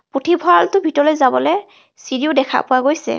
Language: Assamese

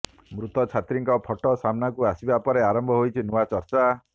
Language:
Odia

